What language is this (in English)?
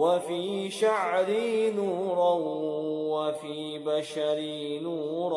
Arabic